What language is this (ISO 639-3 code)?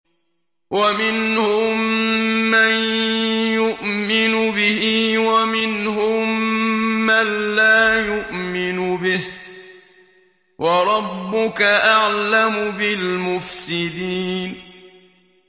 ara